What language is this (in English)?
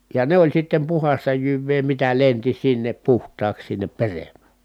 Finnish